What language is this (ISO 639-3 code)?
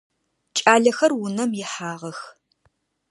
ady